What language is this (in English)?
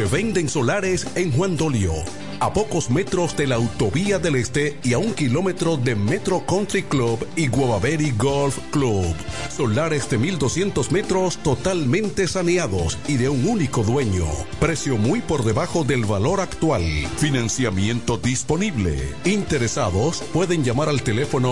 Spanish